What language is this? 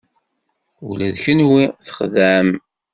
Kabyle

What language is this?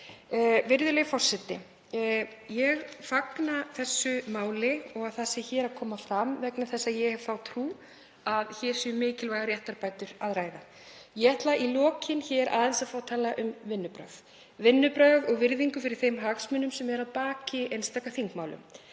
Icelandic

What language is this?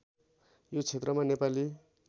Nepali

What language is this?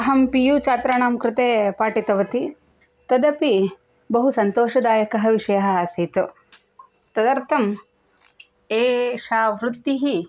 Sanskrit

